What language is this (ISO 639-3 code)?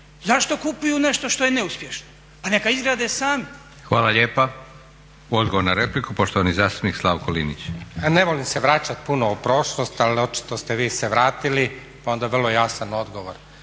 hrv